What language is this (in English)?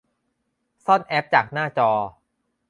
Thai